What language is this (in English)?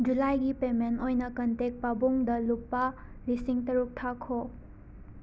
Manipuri